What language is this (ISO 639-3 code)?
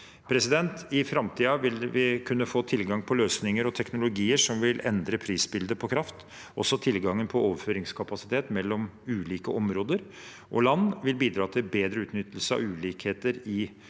nor